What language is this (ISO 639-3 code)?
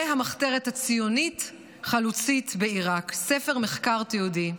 heb